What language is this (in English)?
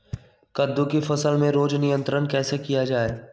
Magahi